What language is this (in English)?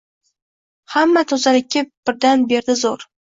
Uzbek